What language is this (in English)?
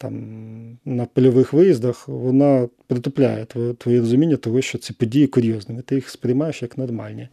Ukrainian